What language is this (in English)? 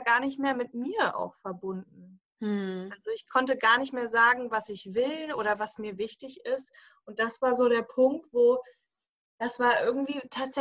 German